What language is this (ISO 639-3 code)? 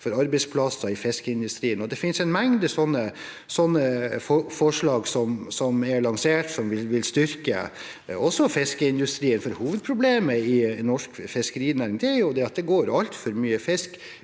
nor